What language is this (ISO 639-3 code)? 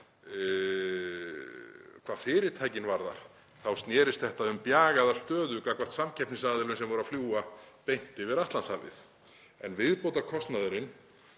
isl